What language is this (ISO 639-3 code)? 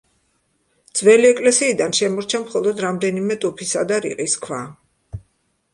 kat